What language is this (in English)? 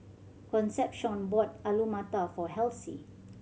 English